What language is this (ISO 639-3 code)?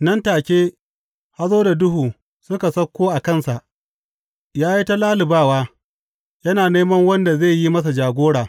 hau